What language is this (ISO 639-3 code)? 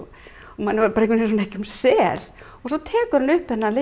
isl